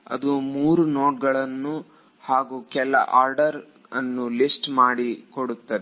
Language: Kannada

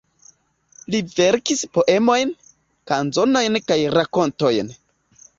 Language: Esperanto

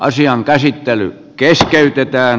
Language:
Finnish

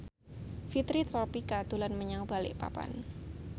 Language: Javanese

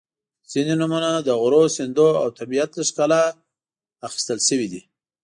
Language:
Pashto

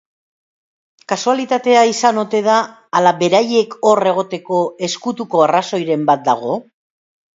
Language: Basque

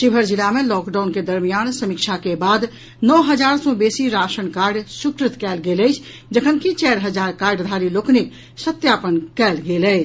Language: Maithili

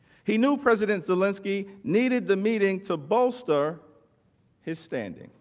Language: English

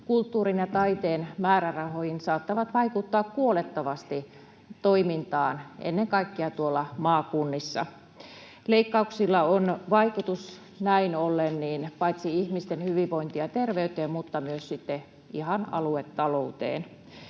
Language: Finnish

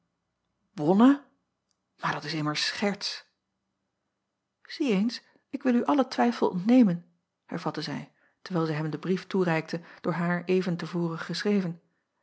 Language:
Dutch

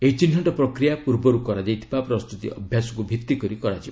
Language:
Odia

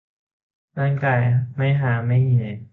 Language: Thai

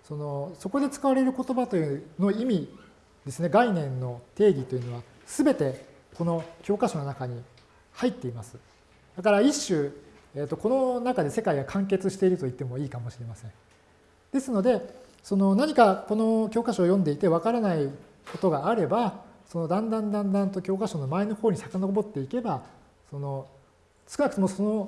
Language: Japanese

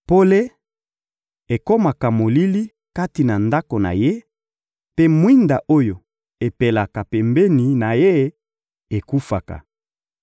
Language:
Lingala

